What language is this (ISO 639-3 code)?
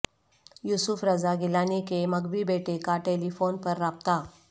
urd